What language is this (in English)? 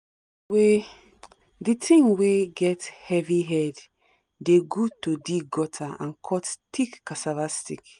Nigerian Pidgin